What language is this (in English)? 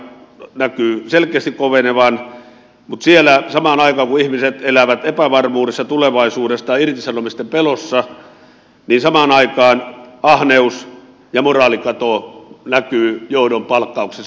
Finnish